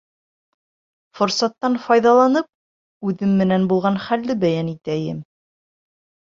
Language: Bashkir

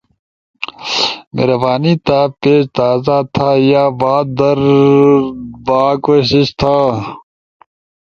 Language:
Ushojo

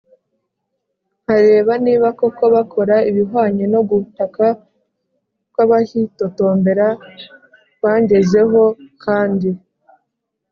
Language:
Kinyarwanda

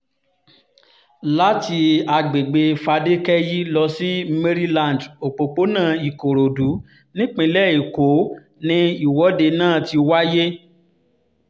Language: Yoruba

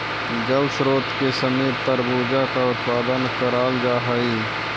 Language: Magahi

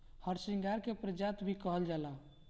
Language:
Bhojpuri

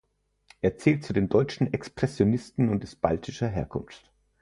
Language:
German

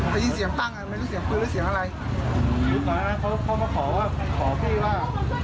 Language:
Thai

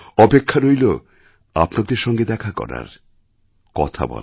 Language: Bangla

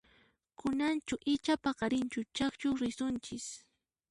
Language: Puno Quechua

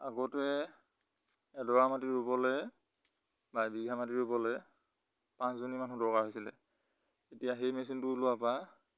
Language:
Assamese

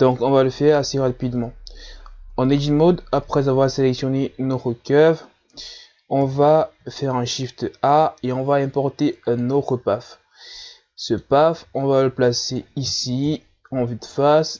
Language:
French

